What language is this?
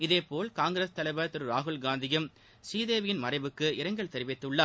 Tamil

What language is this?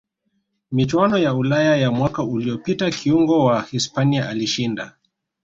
Swahili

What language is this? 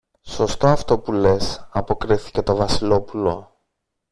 Greek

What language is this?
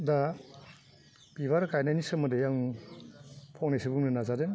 Bodo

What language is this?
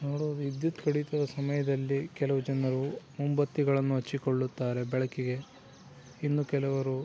Kannada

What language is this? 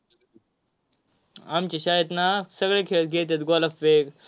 Marathi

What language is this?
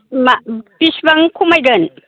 Bodo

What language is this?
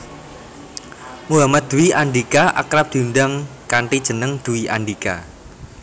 Javanese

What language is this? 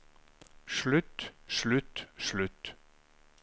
Norwegian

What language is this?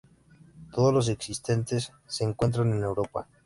Spanish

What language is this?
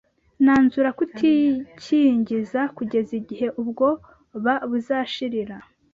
Kinyarwanda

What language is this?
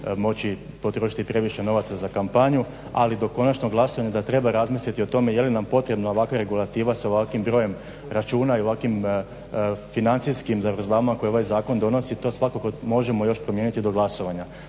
Croatian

